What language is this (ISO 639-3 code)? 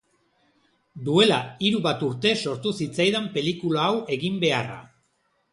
eus